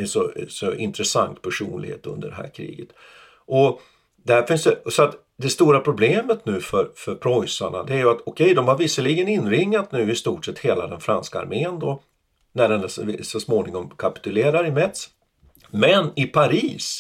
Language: Swedish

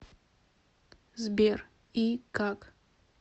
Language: Russian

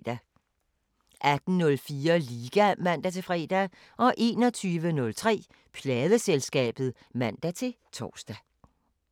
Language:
Danish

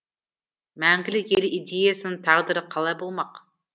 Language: Kazakh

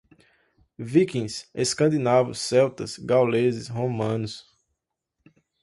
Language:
Portuguese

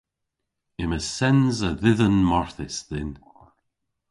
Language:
Cornish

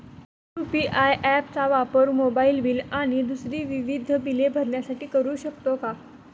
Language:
Marathi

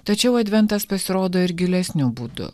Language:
Lithuanian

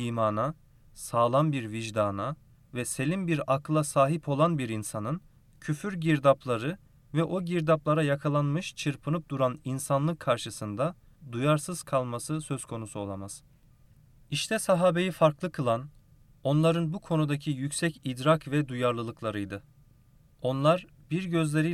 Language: Turkish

